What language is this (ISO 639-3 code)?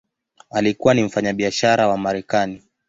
swa